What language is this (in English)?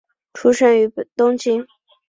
Chinese